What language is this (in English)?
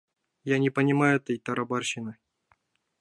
Mari